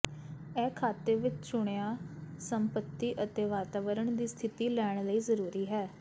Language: Punjabi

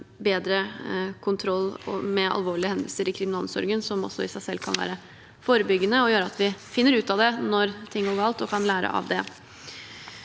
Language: Norwegian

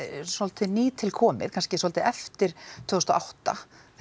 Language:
Icelandic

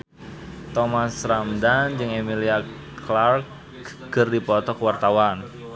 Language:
Sundanese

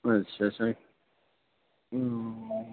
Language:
Urdu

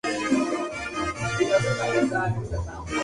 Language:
Spanish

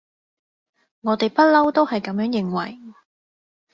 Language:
Cantonese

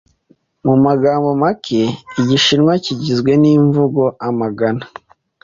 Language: Kinyarwanda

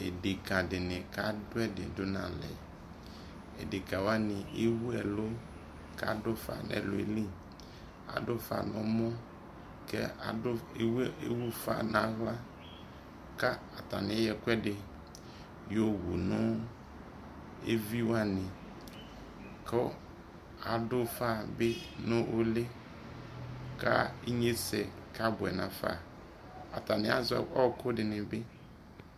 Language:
Ikposo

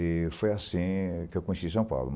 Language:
Portuguese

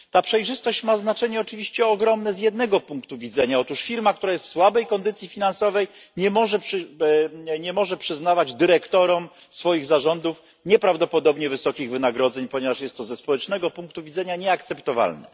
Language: Polish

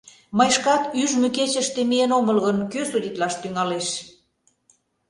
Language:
Mari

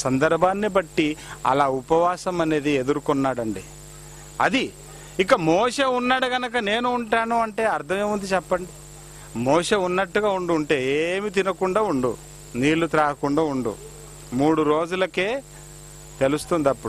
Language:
Hindi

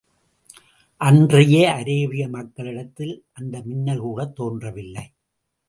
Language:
Tamil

